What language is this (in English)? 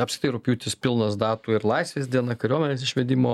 Lithuanian